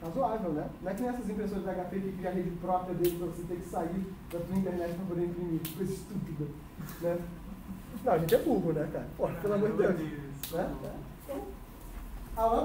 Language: Portuguese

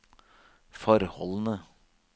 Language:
Norwegian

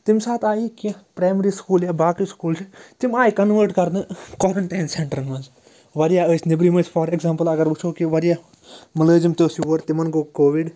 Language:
Kashmiri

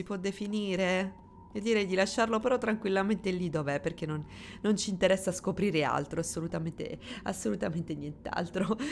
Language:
Italian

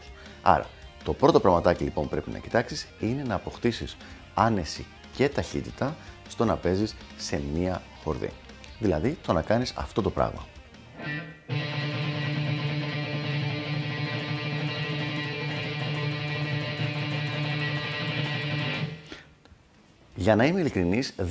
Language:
Greek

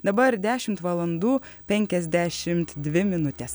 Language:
Lithuanian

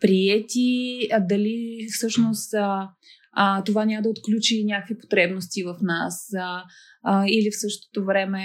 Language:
Bulgarian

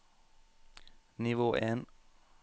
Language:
Norwegian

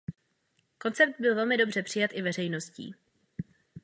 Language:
Czech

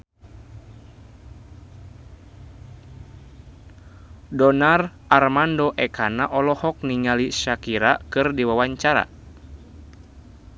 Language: Sundanese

